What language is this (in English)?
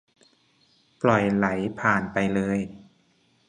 Thai